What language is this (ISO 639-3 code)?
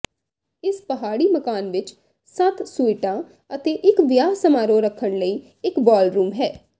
pan